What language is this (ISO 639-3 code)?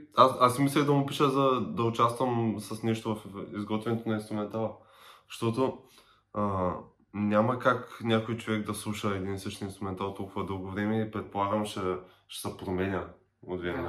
bul